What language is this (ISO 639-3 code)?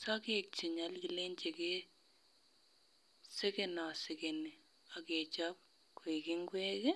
kln